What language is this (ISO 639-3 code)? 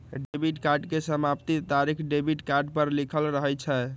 mag